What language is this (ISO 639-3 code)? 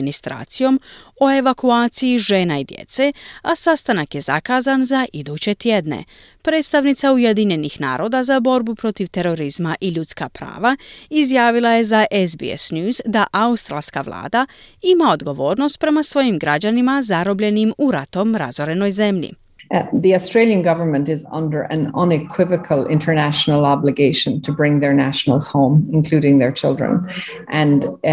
hrv